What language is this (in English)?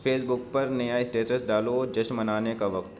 Urdu